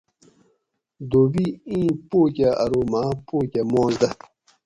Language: Gawri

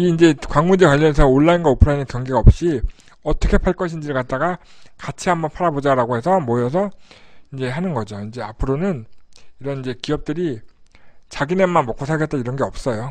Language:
Korean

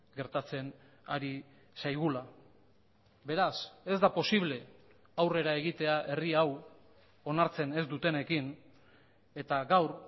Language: Basque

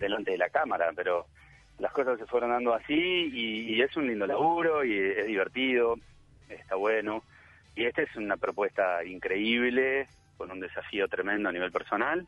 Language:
Spanish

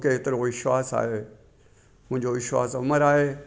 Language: Sindhi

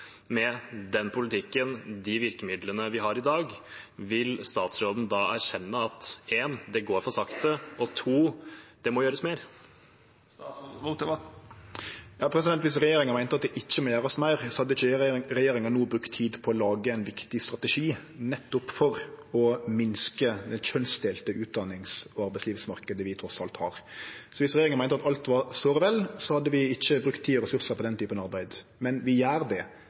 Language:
Norwegian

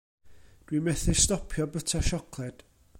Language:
Welsh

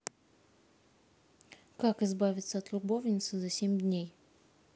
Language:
Russian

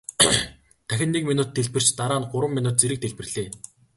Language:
Mongolian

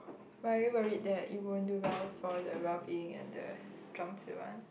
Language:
English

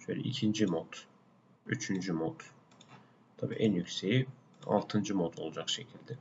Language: Turkish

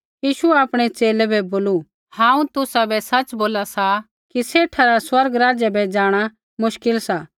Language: Kullu Pahari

